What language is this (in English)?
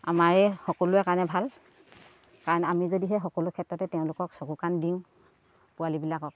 Assamese